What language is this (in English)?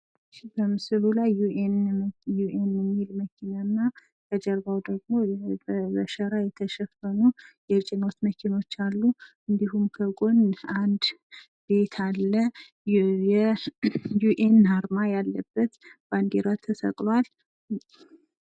Amharic